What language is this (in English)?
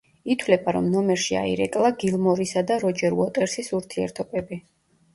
Georgian